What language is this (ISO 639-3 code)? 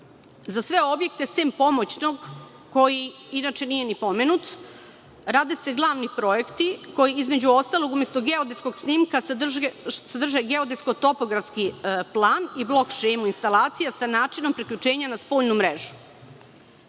srp